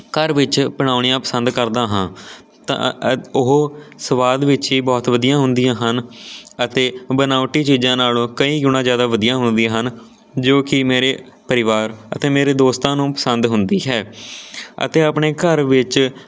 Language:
Punjabi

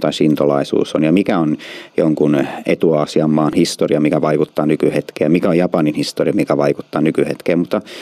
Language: Finnish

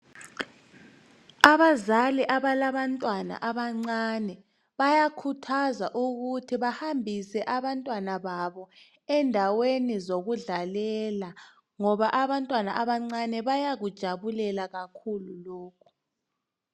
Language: North Ndebele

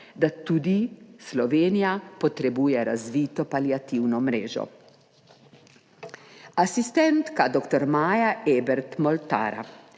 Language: Slovenian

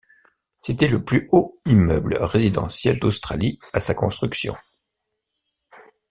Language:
French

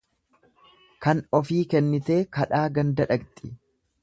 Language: Oromo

